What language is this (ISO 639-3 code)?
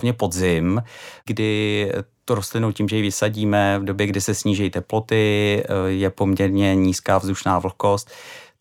ces